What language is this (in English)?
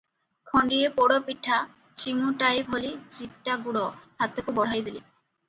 Odia